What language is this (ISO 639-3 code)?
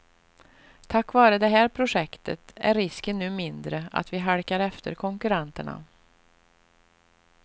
swe